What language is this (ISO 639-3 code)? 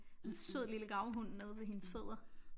dan